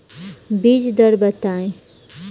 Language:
Bhojpuri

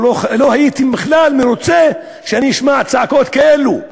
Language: Hebrew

